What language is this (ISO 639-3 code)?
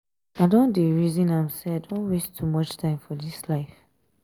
pcm